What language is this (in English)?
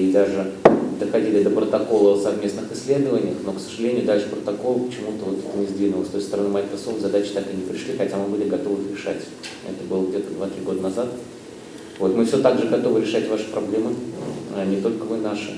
Russian